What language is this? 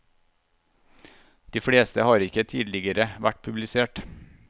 Norwegian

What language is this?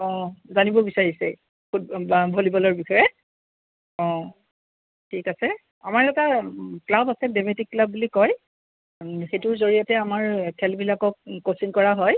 Assamese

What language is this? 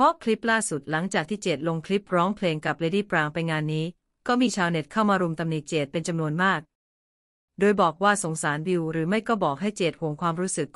Thai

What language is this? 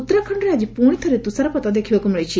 Odia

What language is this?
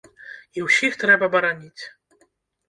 Belarusian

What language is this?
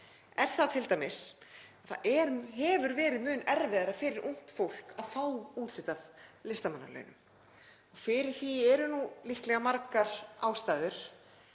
Icelandic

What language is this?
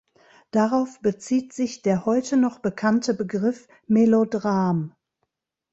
German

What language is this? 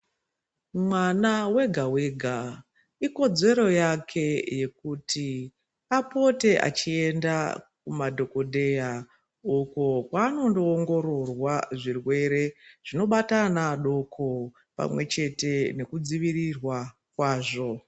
Ndau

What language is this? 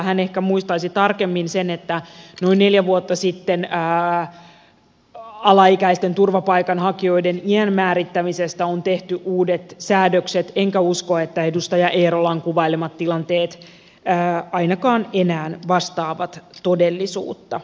Finnish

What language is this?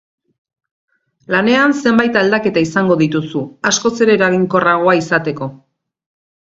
Basque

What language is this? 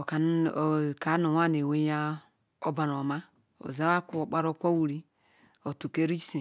Ikwere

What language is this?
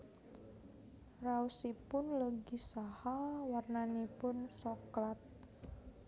Javanese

